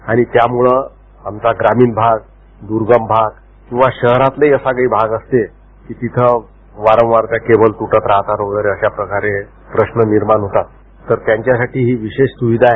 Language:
Marathi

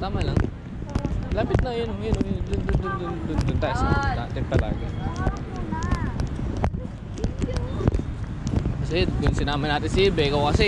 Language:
Filipino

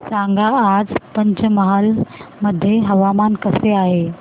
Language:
Marathi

